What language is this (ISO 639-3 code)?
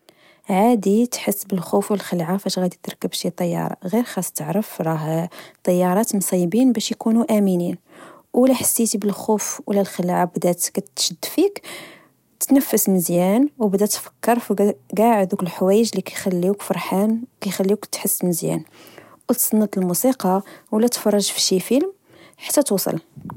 ary